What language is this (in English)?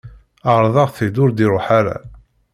Kabyle